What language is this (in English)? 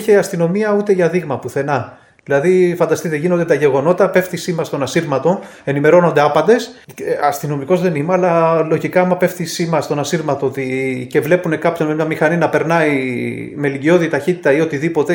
Greek